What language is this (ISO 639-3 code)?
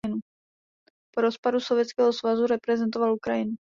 ces